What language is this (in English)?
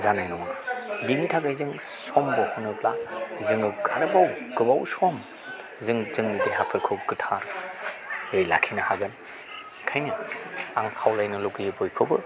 Bodo